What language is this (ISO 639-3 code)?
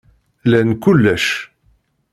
kab